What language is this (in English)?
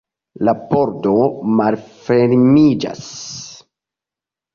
Esperanto